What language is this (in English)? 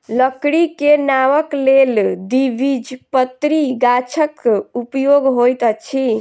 Maithili